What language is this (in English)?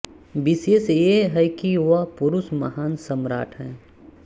Hindi